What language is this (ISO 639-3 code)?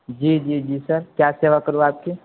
urd